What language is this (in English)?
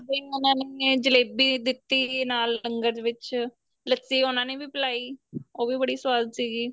Punjabi